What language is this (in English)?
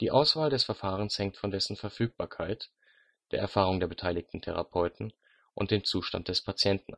German